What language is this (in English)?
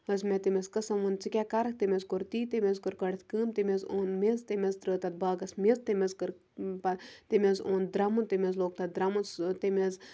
Kashmiri